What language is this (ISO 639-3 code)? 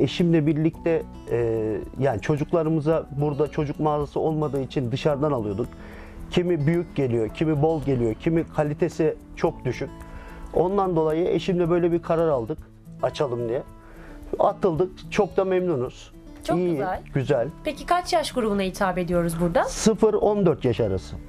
tur